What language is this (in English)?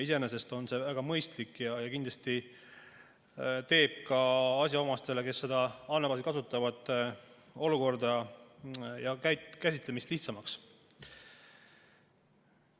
Estonian